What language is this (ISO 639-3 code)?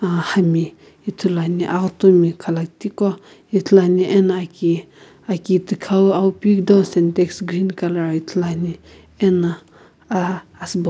nsm